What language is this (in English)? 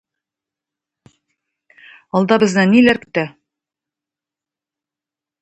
Tatar